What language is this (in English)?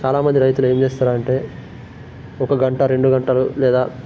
Telugu